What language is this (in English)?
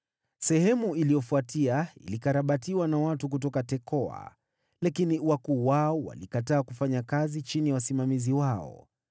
Swahili